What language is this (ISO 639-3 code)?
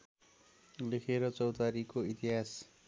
nep